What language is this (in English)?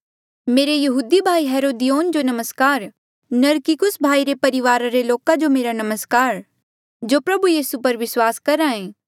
Mandeali